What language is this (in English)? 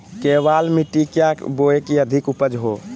Magahi